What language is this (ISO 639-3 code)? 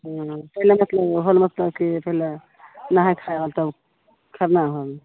mai